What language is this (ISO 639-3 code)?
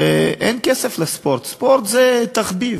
heb